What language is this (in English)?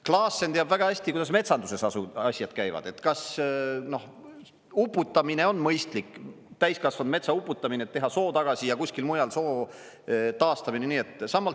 Estonian